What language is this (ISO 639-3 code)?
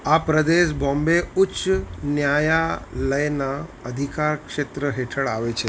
guj